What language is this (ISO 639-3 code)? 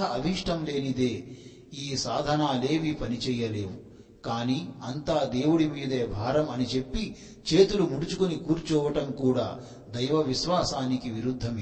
tel